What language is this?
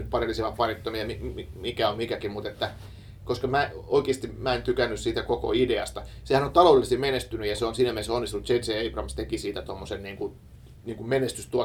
Finnish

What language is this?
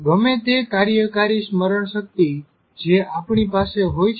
Gujarati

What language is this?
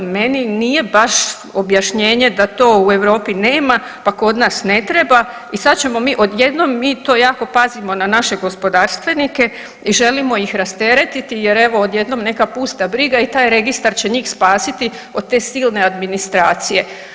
Croatian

